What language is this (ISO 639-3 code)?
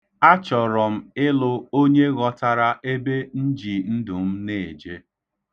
ibo